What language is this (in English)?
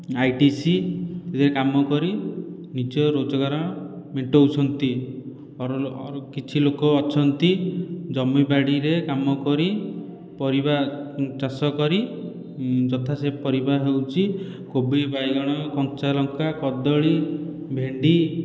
Odia